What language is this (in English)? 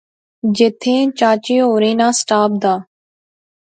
Pahari-Potwari